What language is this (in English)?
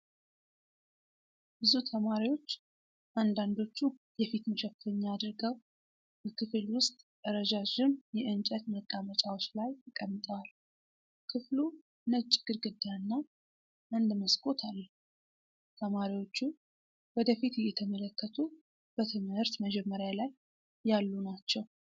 Amharic